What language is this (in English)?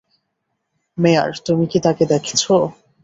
Bangla